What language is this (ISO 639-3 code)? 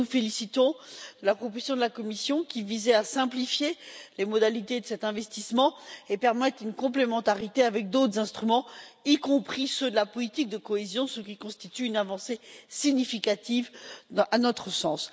fra